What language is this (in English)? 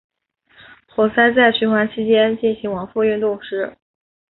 Chinese